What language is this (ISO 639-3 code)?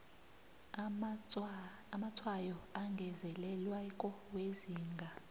nbl